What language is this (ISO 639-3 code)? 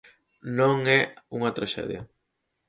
glg